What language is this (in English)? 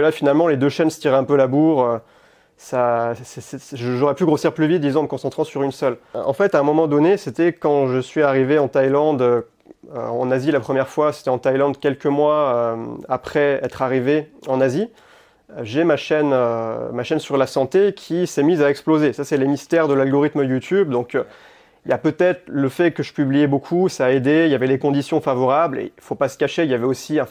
French